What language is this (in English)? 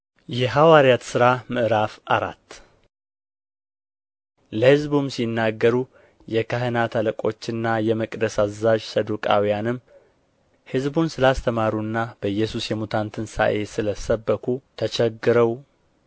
Amharic